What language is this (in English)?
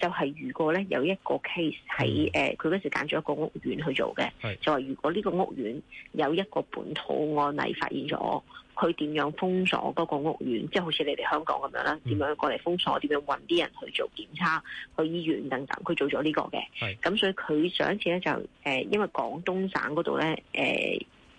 Chinese